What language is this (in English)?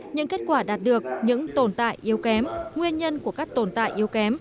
Vietnamese